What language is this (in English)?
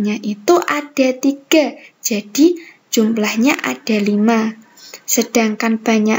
Indonesian